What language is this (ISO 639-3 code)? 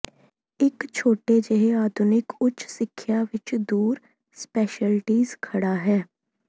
pan